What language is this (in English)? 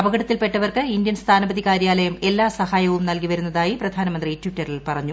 Malayalam